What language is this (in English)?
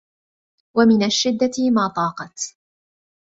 Arabic